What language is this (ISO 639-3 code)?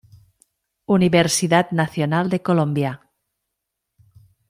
spa